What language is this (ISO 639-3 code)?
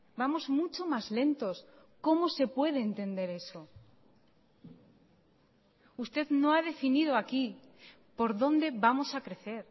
spa